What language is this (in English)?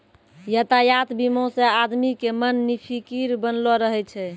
Maithili